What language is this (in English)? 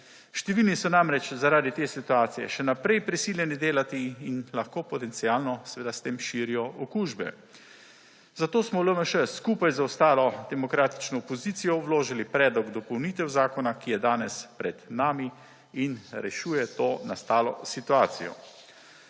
Slovenian